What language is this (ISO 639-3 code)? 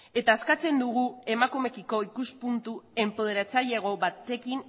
eus